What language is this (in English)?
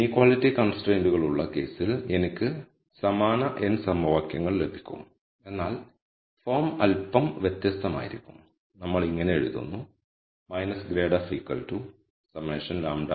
Malayalam